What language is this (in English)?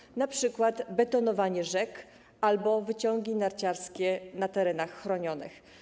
Polish